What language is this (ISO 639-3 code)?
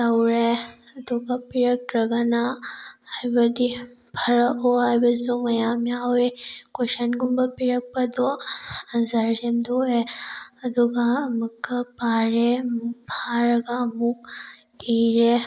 mni